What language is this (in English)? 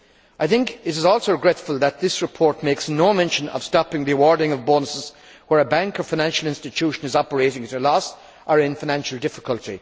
English